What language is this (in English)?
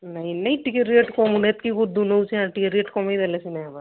Odia